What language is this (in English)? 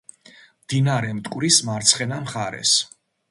Georgian